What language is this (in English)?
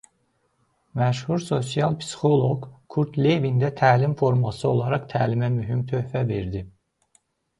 Azerbaijani